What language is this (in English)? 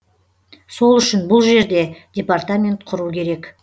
Kazakh